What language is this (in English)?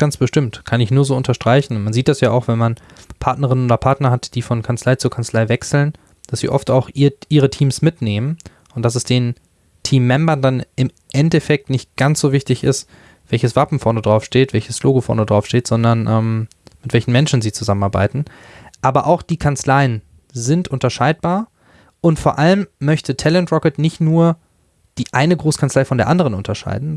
German